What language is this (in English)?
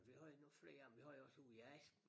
Danish